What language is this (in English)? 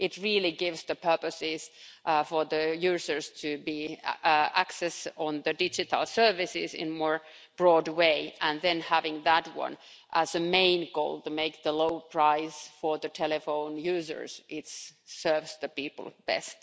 English